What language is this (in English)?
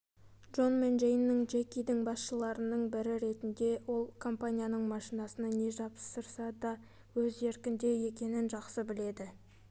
Kazakh